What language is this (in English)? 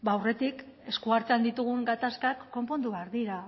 Basque